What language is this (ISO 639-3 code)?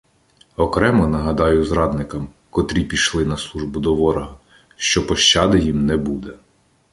ukr